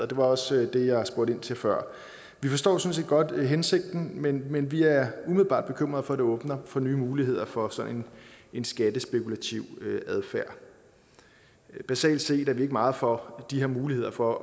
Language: Danish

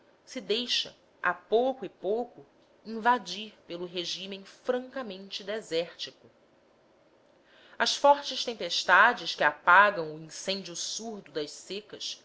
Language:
Portuguese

